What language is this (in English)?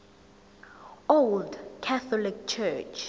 Zulu